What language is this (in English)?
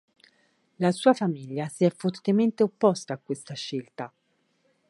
Italian